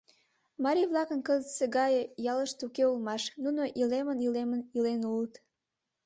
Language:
Mari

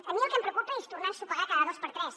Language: Catalan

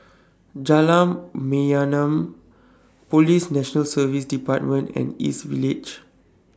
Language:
English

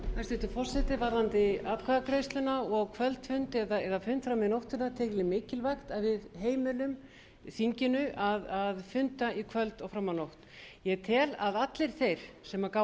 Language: Icelandic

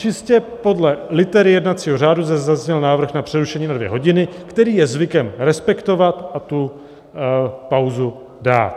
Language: Czech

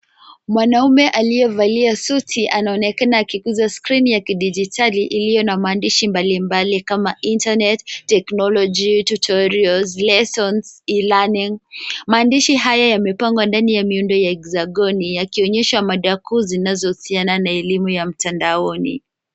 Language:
Swahili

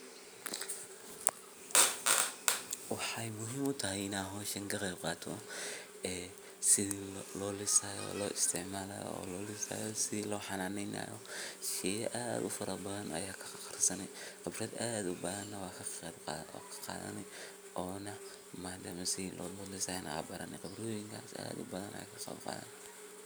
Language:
Somali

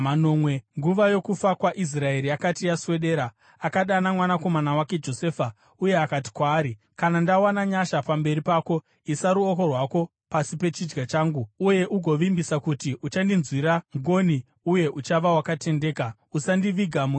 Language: Shona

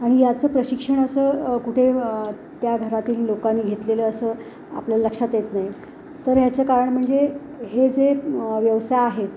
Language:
Marathi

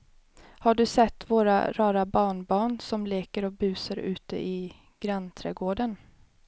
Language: Swedish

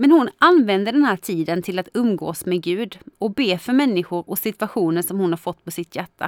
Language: Swedish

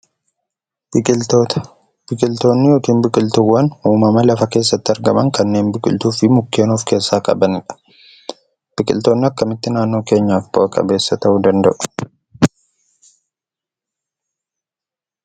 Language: Oromo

